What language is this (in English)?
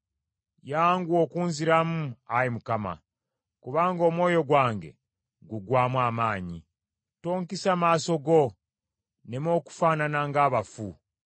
Ganda